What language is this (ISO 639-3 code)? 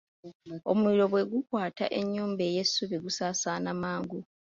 lug